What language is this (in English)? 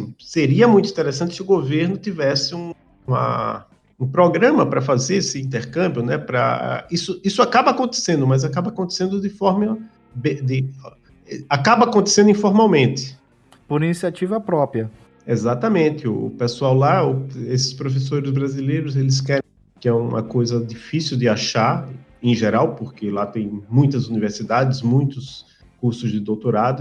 Portuguese